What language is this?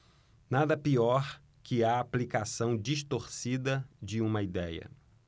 Portuguese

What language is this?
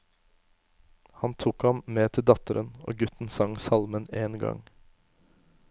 Norwegian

